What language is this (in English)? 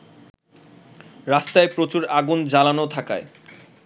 Bangla